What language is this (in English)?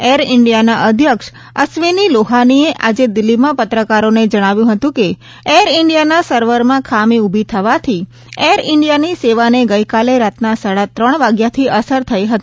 Gujarati